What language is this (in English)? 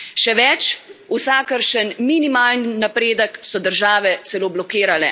Slovenian